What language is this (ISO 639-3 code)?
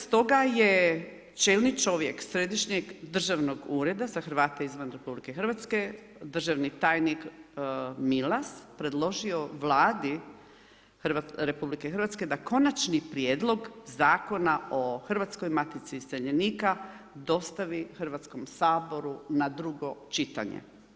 hrv